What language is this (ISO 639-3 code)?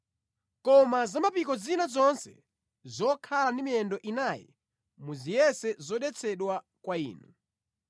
nya